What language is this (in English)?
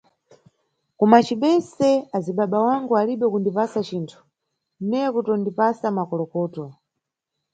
Nyungwe